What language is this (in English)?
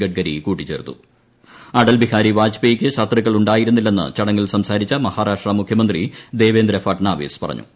Malayalam